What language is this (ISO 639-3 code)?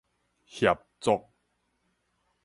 nan